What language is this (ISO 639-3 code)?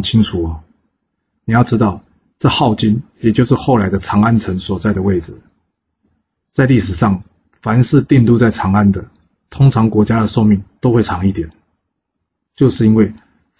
zho